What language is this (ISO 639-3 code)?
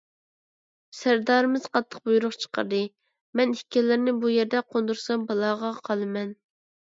uig